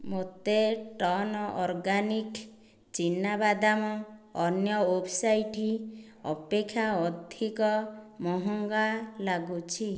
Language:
Odia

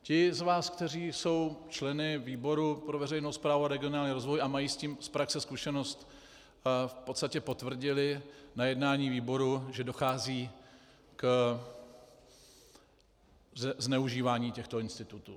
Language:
Czech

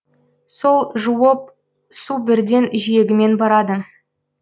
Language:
Kazakh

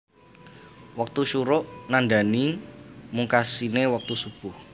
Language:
Javanese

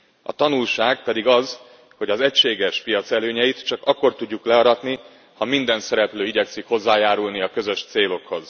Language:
Hungarian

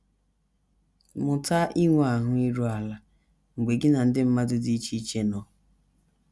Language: Igbo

